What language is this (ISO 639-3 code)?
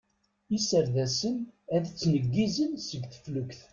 kab